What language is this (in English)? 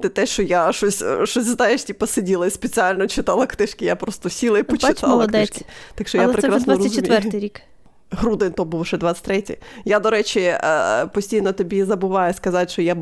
Ukrainian